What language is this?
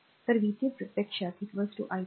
Marathi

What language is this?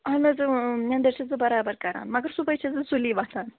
Kashmiri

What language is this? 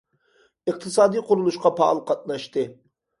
Uyghur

